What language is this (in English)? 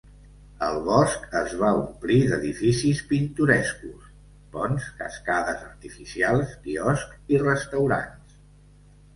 Catalan